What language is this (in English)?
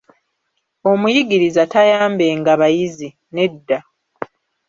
Ganda